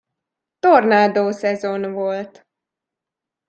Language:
Hungarian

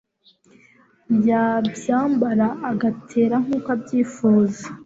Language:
Kinyarwanda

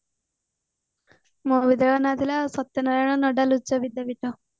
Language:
Odia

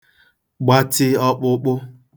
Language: Igbo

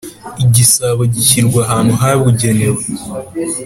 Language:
Kinyarwanda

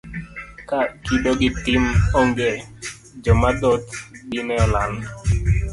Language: Luo (Kenya and Tanzania)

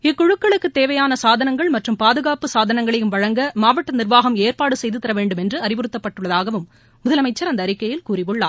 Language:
Tamil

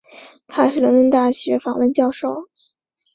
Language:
Chinese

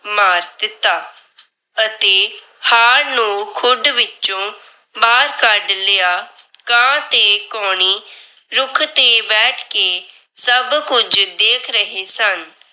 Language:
Punjabi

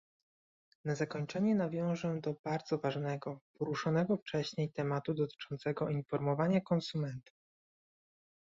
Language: Polish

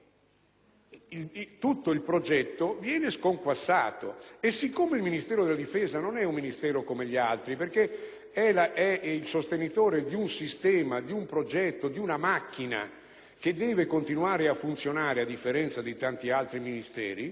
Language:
Italian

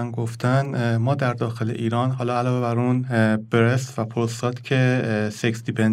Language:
Persian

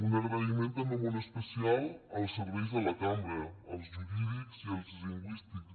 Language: Catalan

